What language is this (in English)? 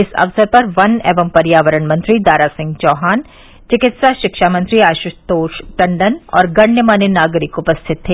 Hindi